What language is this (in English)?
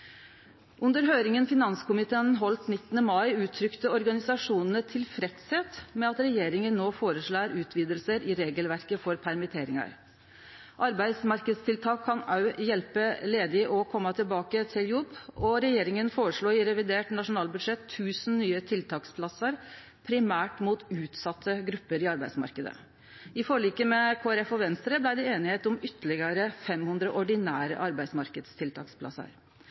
Norwegian Nynorsk